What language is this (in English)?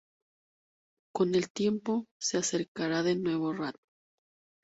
Spanish